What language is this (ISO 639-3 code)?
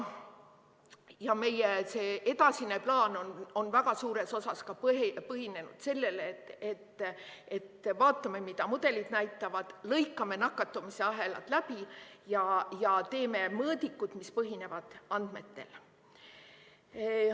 est